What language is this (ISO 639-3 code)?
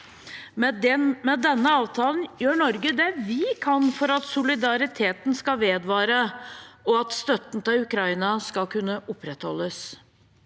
nor